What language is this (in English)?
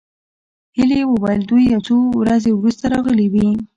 Pashto